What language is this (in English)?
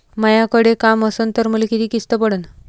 Marathi